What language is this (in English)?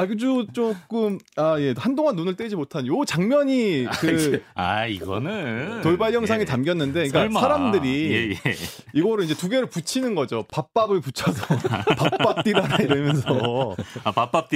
Korean